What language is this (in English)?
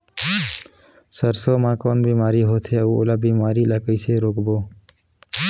Chhattisgarhi